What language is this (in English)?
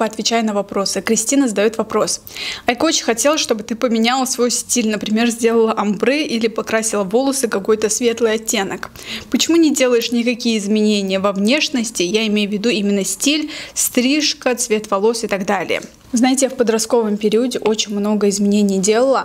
Russian